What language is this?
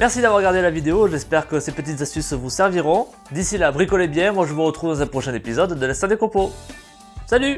French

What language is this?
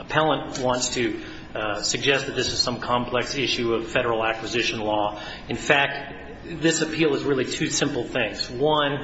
English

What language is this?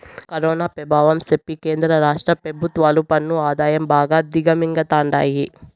Telugu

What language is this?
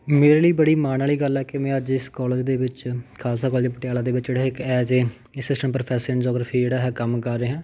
Punjabi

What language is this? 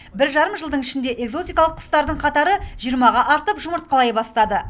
Kazakh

